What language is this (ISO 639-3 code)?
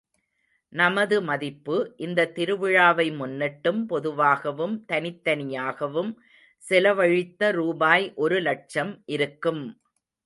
tam